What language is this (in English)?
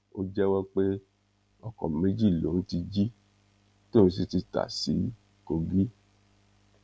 Yoruba